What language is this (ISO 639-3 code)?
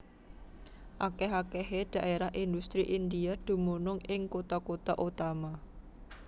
jav